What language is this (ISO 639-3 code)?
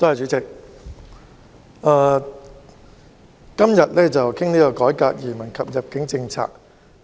yue